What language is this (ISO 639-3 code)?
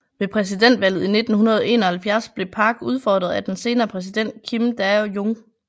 dan